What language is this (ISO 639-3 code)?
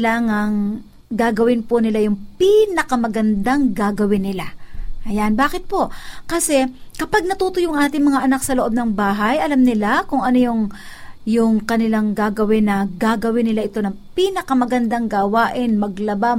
fil